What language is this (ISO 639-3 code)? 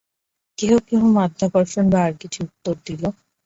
ben